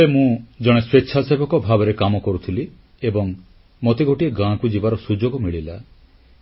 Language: Odia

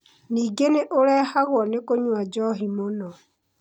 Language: Kikuyu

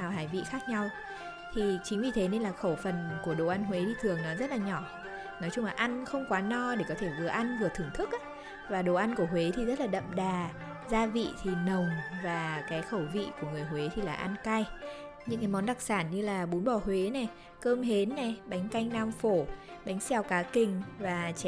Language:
Vietnamese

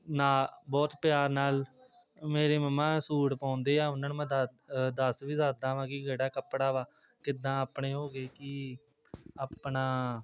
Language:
Punjabi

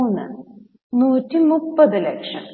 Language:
Malayalam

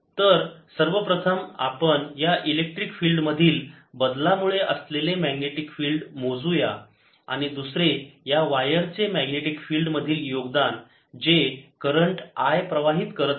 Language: Marathi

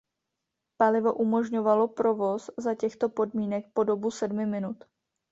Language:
Czech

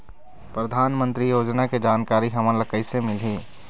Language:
Chhattisgarhi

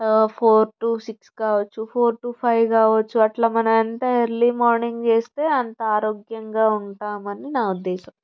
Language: Telugu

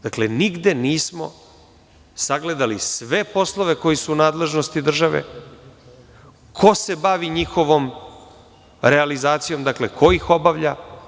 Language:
Serbian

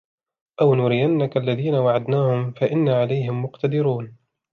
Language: Arabic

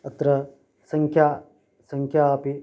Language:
Sanskrit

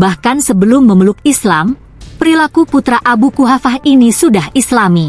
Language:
Indonesian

